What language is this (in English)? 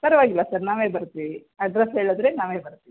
Kannada